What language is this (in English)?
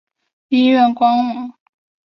Chinese